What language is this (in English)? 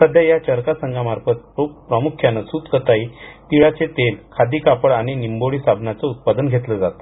Marathi